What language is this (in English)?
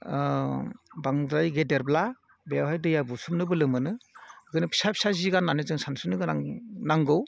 Bodo